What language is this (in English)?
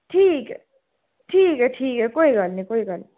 Dogri